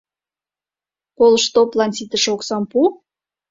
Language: Mari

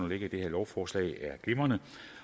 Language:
Danish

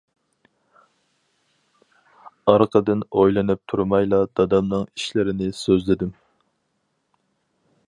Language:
Uyghur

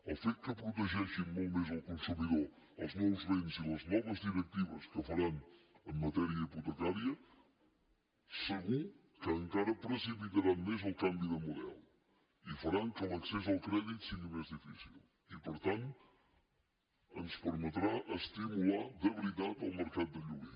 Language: Catalan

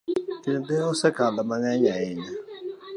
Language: Luo (Kenya and Tanzania)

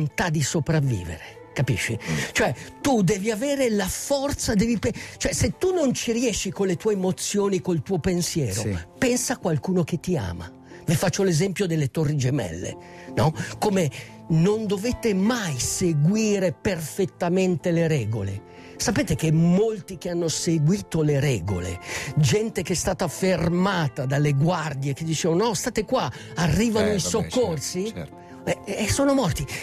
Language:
Italian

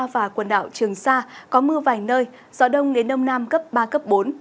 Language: Vietnamese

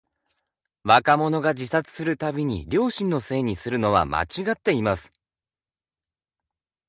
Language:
Japanese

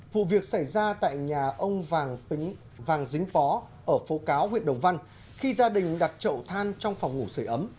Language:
Vietnamese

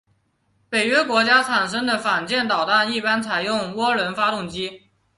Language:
Chinese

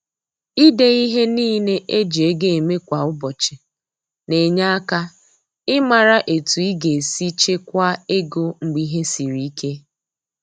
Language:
Igbo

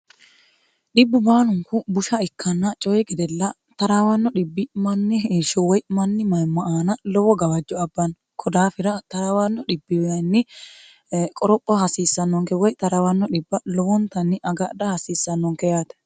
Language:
Sidamo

